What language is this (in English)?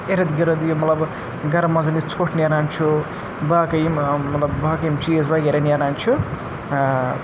Kashmiri